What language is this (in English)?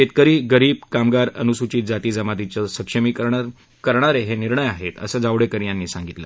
Marathi